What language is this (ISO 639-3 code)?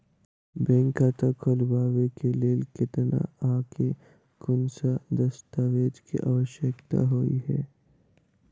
mai